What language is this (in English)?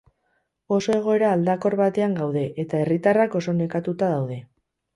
Basque